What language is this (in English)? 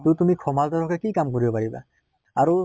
Assamese